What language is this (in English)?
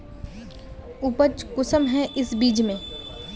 Magahi